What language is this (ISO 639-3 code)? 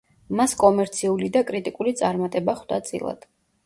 kat